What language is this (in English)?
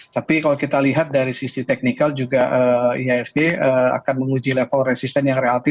Indonesian